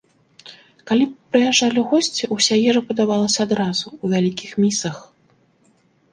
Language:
Belarusian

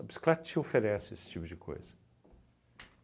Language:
Portuguese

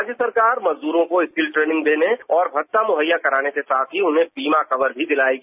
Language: Hindi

